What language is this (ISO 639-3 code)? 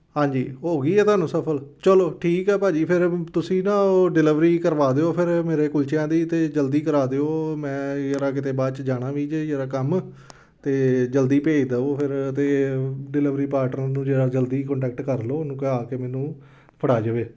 pan